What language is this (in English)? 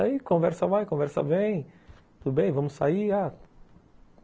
Portuguese